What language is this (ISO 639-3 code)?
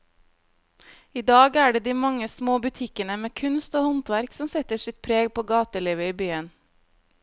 nor